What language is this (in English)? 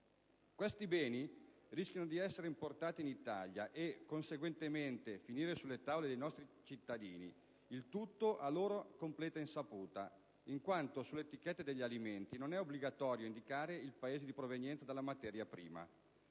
Italian